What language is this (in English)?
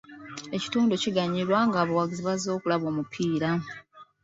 Ganda